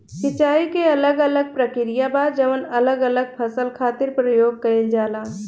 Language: Bhojpuri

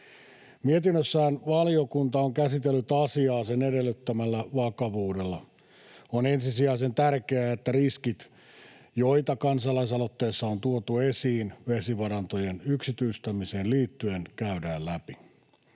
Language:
Finnish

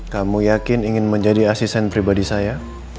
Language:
Indonesian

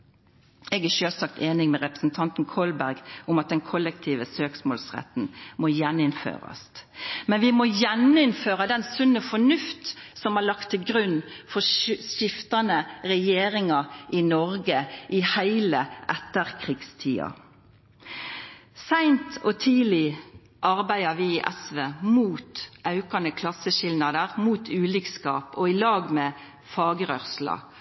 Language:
Norwegian Nynorsk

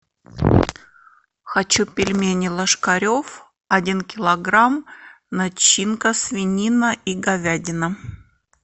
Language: Russian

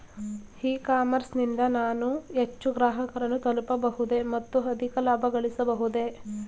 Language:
Kannada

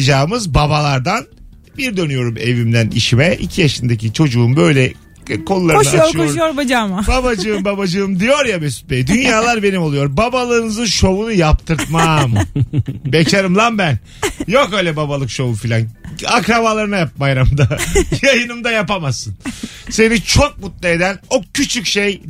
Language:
Turkish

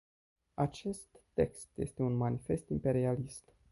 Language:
Romanian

